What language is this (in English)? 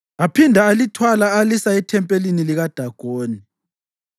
North Ndebele